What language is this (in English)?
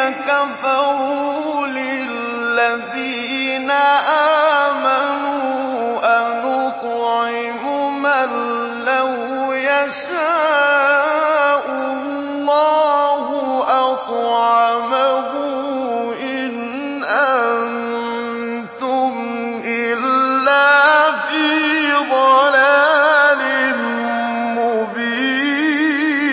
Arabic